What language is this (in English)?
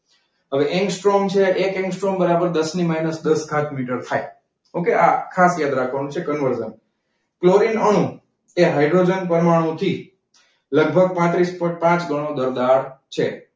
Gujarati